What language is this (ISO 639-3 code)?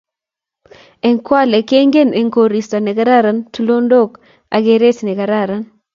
kln